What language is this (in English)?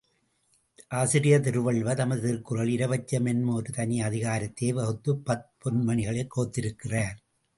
Tamil